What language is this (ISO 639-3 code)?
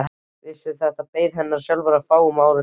isl